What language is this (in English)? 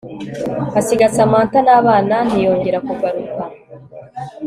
Kinyarwanda